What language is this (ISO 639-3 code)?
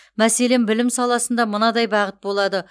kaz